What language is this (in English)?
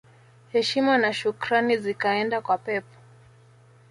Swahili